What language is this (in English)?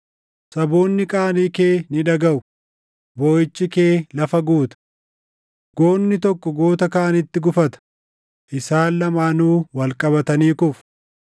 Oromo